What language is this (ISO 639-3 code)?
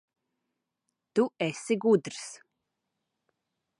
lav